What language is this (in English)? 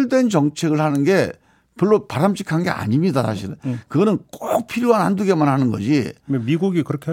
Korean